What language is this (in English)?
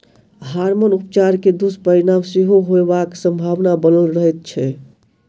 Maithili